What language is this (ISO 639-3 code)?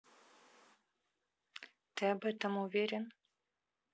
rus